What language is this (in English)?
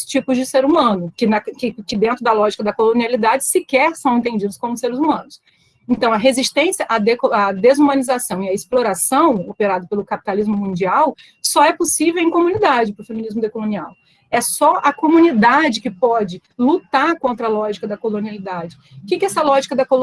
Portuguese